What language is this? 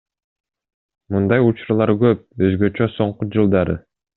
Kyrgyz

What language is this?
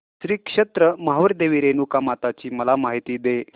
Marathi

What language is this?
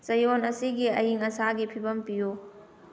Manipuri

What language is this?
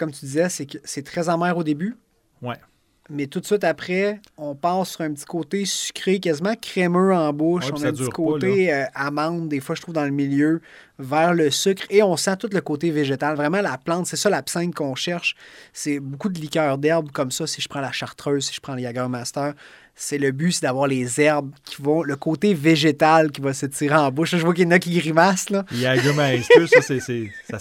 French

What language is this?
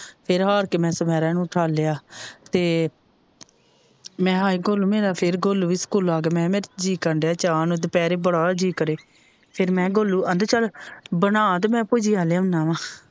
Punjabi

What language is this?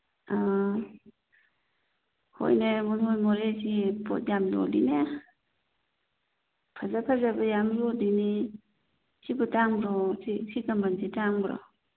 Manipuri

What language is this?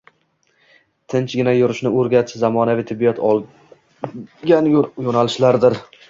Uzbek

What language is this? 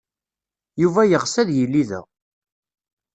Kabyle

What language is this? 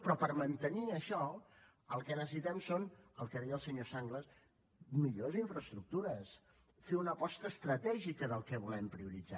Catalan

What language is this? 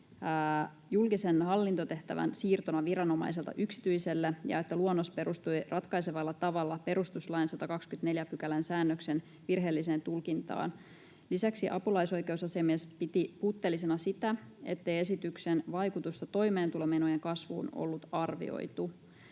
Finnish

